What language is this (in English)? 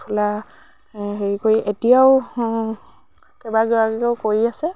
Assamese